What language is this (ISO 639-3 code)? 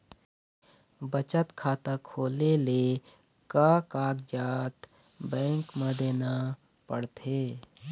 hne